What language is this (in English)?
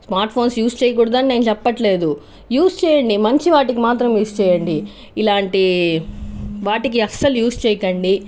Telugu